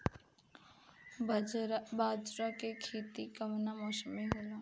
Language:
Bhojpuri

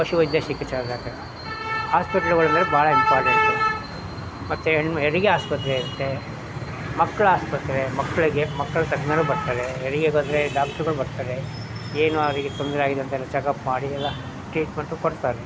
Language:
Kannada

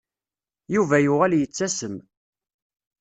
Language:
Kabyle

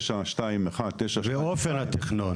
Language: Hebrew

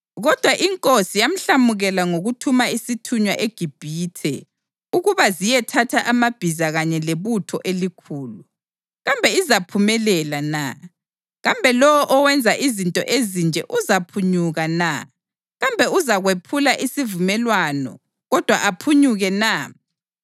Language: North Ndebele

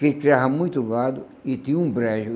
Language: Portuguese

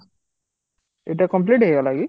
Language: Odia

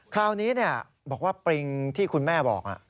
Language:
Thai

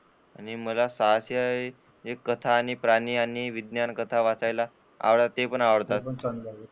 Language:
Marathi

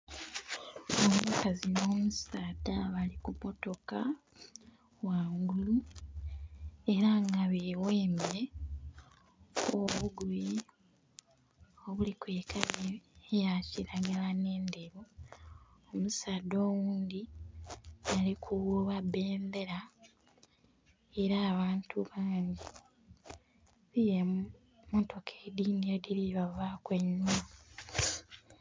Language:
Soga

